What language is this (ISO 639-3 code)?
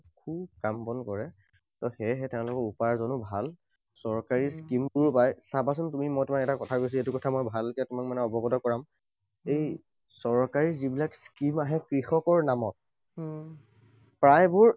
asm